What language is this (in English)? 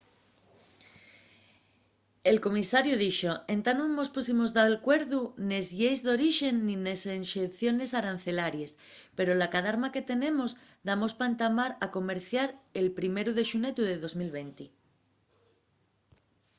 Asturian